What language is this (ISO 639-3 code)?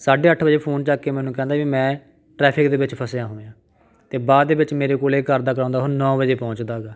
pan